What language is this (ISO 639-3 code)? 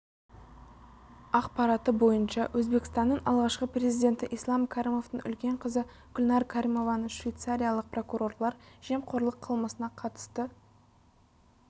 kaz